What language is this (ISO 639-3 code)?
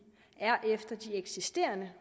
dan